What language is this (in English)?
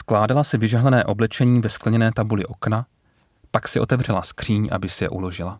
Czech